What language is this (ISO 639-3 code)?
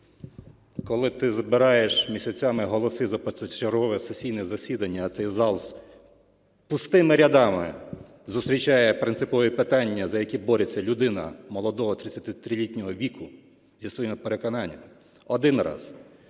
ukr